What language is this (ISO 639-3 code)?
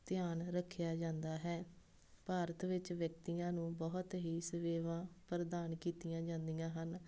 pan